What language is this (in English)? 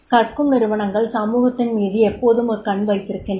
Tamil